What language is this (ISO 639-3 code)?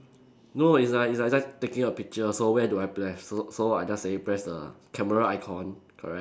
eng